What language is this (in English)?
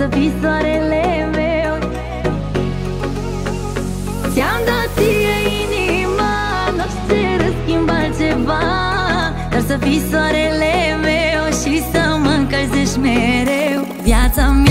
Romanian